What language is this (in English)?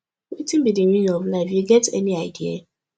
Nigerian Pidgin